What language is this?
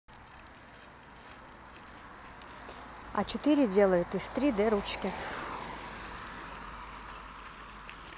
Russian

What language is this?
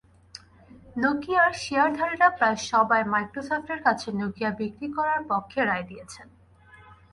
Bangla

